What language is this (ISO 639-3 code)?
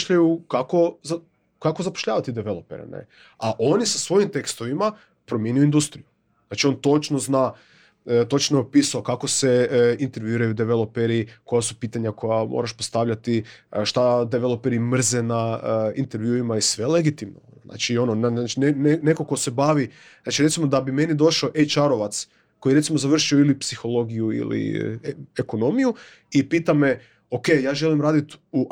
hrv